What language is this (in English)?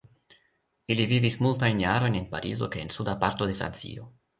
Esperanto